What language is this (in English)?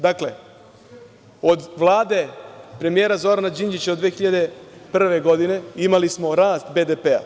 Serbian